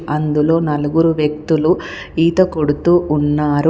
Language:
Telugu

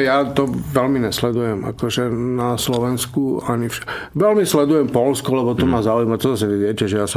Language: Czech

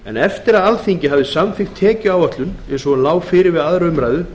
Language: Icelandic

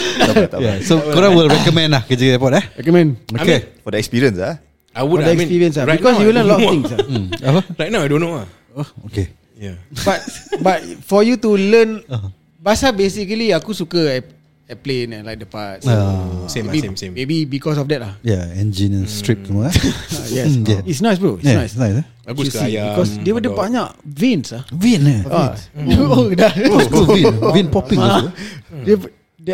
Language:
Malay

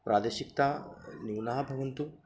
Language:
Sanskrit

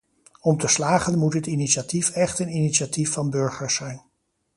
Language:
Dutch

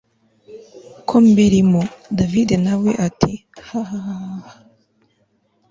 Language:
Kinyarwanda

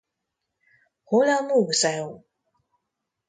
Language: Hungarian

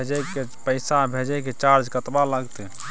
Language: Maithili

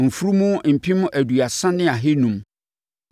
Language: Akan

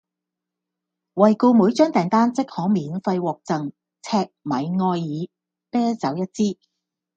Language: Cantonese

